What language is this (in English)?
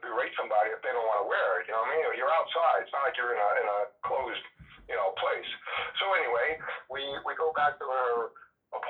English